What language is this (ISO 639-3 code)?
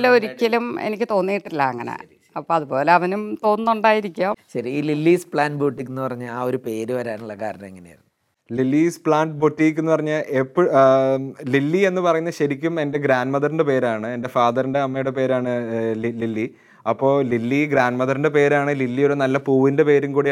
mal